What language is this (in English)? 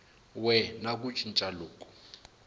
Tsonga